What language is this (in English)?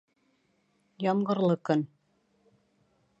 Bashkir